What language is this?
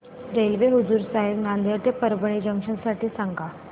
Marathi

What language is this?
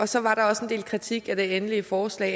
Danish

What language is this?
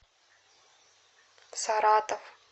Russian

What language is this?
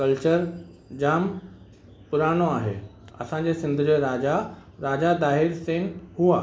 Sindhi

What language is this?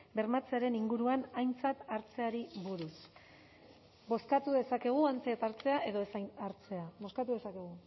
Basque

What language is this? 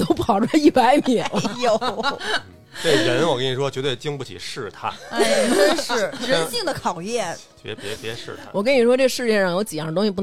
Chinese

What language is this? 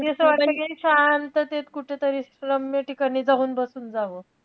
Marathi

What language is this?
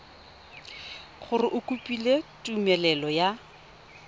Tswana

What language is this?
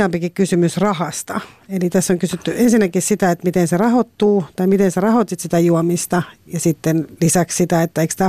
Finnish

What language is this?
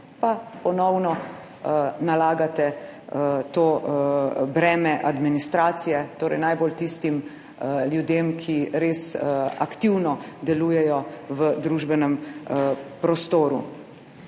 Slovenian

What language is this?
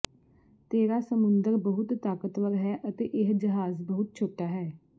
Punjabi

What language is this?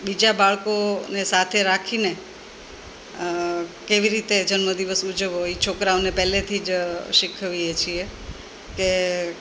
Gujarati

